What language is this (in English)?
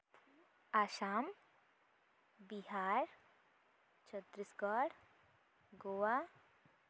Santali